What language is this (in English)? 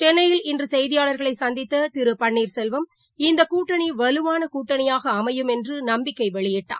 Tamil